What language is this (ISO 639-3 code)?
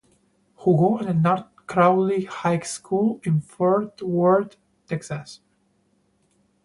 spa